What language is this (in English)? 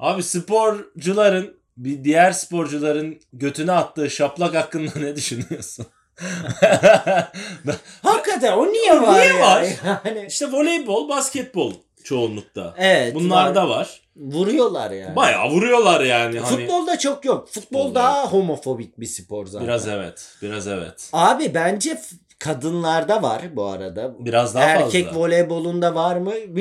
Turkish